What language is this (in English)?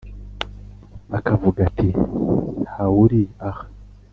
Kinyarwanda